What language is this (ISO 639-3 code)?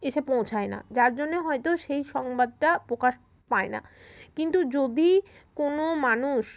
ben